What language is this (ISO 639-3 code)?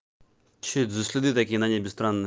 rus